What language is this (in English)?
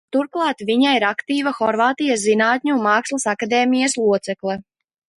Latvian